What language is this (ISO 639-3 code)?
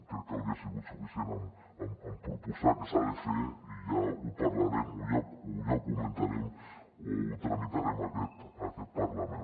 cat